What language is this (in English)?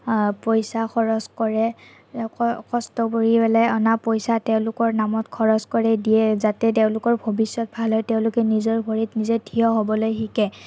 Assamese